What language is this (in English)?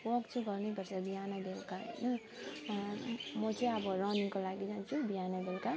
Nepali